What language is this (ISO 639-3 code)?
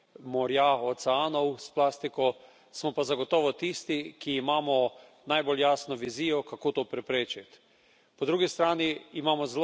slv